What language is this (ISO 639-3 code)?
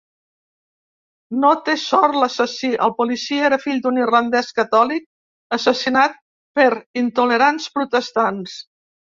cat